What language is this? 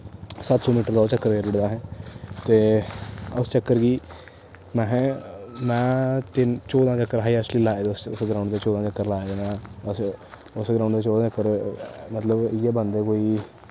Dogri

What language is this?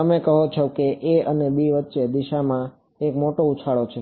Gujarati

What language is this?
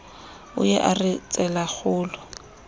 Southern Sotho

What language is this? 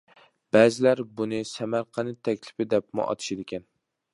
Uyghur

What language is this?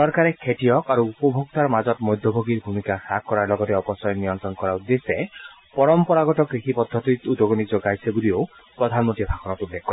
Assamese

